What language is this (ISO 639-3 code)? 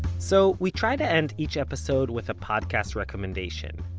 eng